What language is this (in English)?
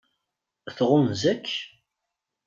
Kabyle